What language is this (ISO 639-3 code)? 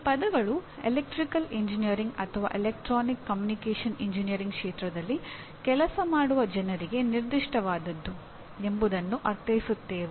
kan